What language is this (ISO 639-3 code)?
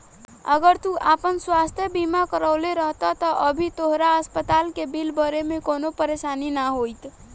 bho